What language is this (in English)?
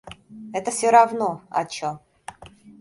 Russian